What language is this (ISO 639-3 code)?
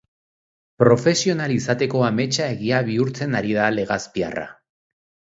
eus